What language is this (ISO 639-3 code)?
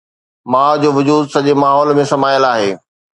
snd